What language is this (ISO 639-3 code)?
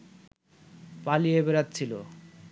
ben